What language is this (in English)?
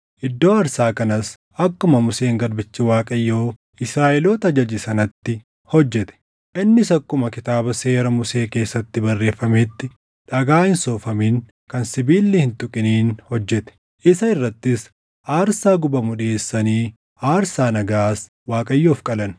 Oromo